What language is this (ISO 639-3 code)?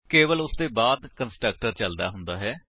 pan